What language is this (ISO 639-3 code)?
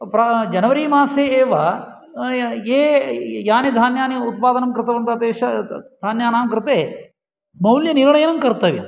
san